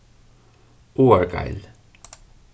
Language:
Faroese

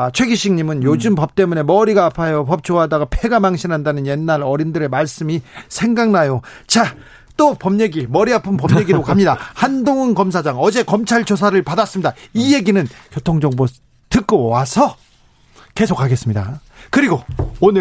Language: Korean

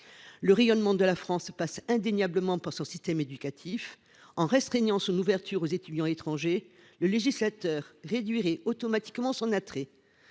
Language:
French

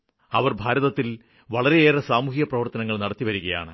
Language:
Malayalam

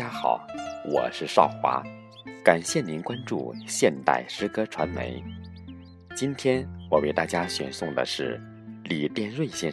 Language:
Chinese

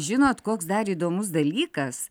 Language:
Lithuanian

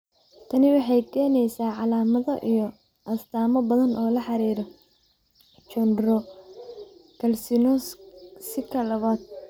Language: Somali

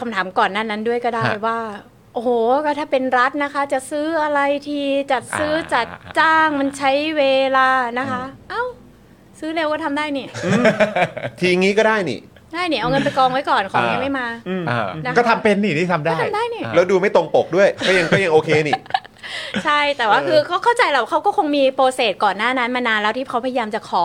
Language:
Thai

